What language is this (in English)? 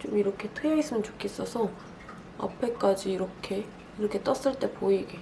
Korean